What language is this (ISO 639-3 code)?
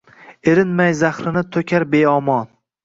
uzb